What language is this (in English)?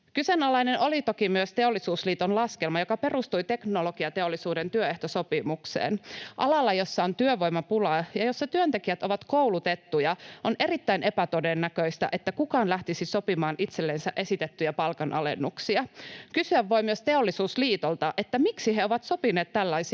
Finnish